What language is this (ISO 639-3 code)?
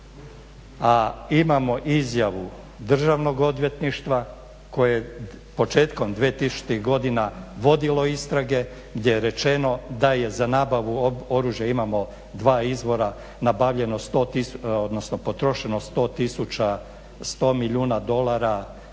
hrv